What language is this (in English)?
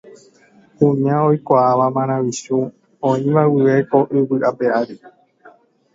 Guarani